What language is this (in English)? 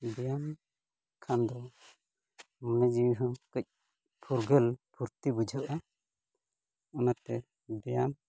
Santali